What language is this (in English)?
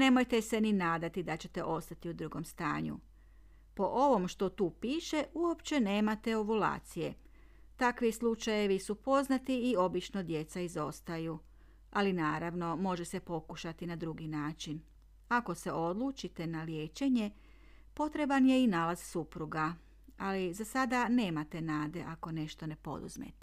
Croatian